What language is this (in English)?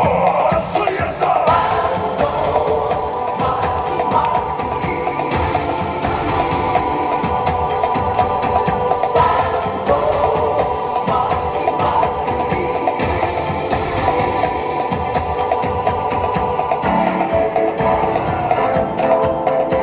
Japanese